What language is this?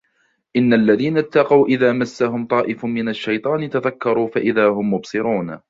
Arabic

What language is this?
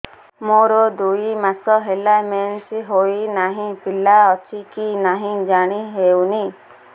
Odia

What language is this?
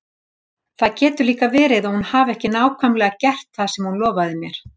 Icelandic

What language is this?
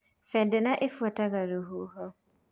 Kikuyu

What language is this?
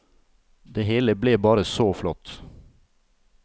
Norwegian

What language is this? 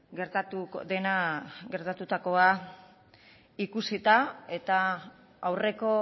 Basque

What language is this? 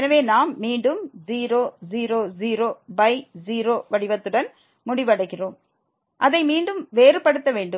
Tamil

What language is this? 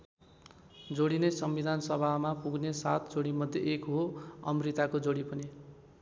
Nepali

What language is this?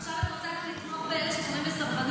Hebrew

